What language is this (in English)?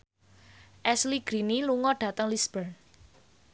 Javanese